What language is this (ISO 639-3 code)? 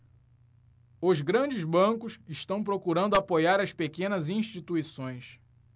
por